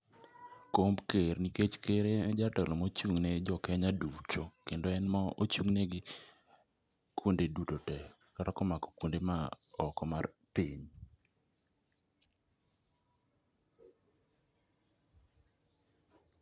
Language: Luo (Kenya and Tanzania)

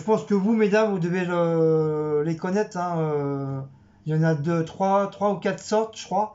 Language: French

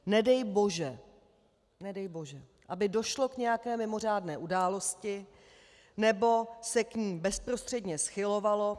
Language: Czech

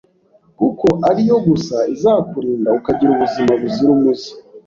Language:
Kinyarwanda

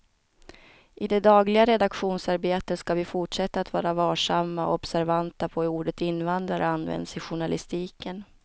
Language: Swedish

